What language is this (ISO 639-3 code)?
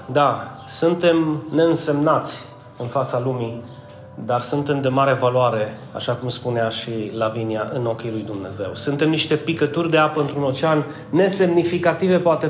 ron